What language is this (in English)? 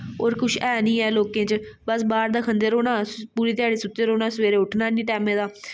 Dogri